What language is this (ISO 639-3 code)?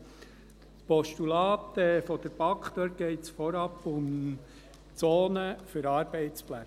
gsw